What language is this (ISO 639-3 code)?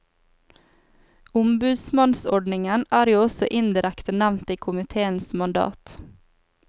nor